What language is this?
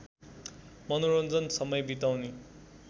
Nepali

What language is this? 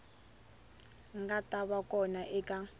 Tsonga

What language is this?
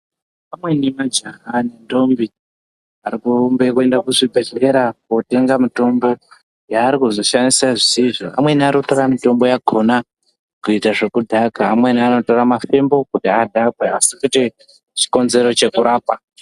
Ndau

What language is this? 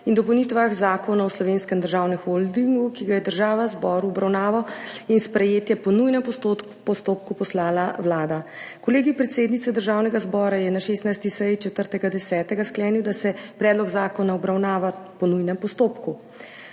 Slovenian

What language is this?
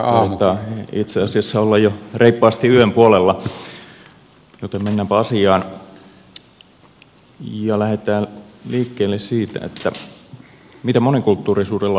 Finnish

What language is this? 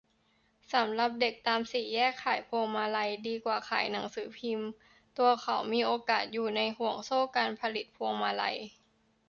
Thai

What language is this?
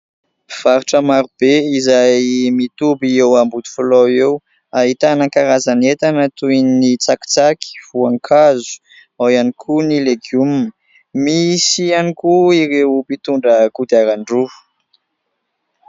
Malagasy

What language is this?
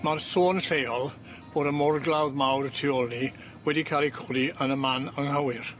Welsh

